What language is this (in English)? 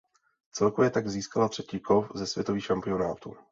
Czech